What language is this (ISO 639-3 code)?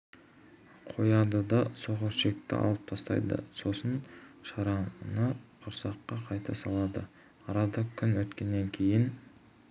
kaz